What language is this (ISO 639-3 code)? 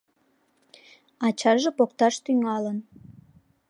chm